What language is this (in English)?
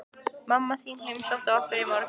Icelandic